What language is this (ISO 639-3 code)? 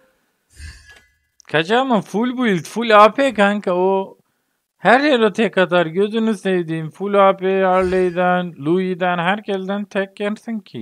tur